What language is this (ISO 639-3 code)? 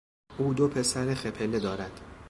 fas